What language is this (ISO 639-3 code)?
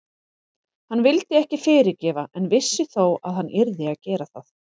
isl